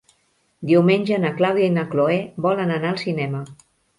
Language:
Catalan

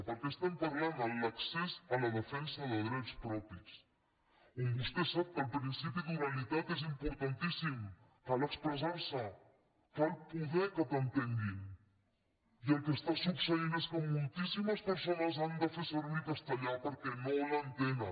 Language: Catalan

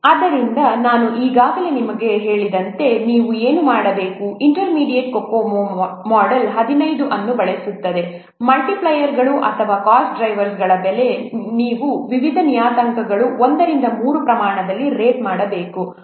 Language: Kannada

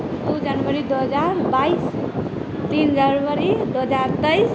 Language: Maithili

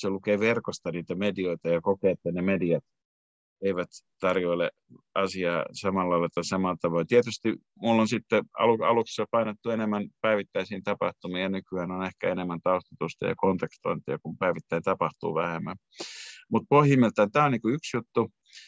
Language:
Finnish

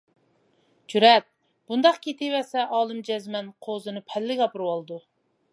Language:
Uyghur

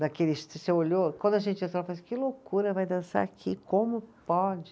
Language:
Portuguese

